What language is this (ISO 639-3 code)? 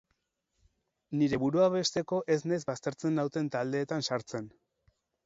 eus